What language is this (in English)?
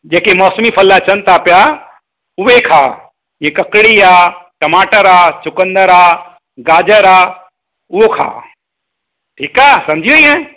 Sindhi